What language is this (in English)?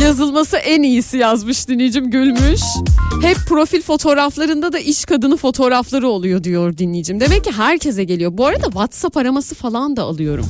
Turkish